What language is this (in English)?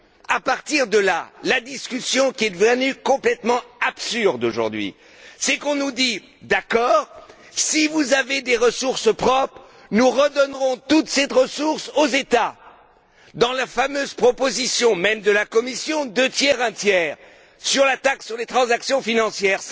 French